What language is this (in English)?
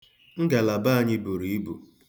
Igbo